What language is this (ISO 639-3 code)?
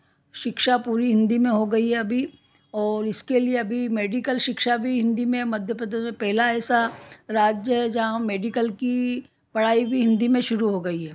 hin